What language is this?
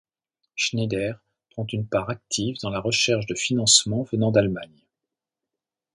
French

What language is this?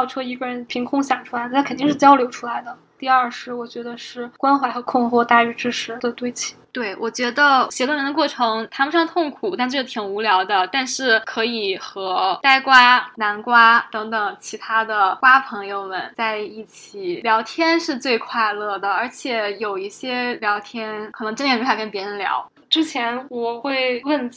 Chinese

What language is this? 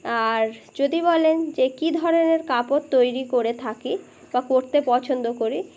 Bangla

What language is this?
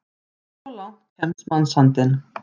Icelandic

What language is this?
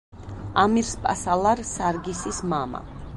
Georgian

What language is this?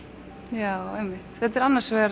Icelandic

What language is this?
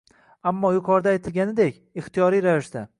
Uzbek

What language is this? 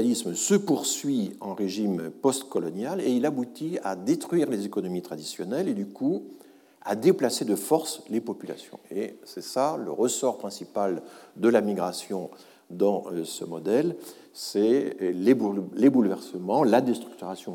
French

